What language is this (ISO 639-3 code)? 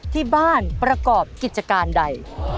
tha